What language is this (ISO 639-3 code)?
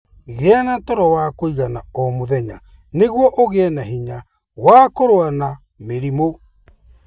kik